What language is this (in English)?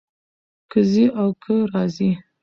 Pashto